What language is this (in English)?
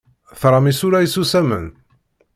Kabyle